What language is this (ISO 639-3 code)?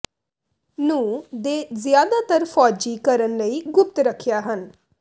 pan